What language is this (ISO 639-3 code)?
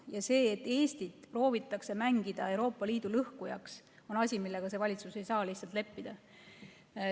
est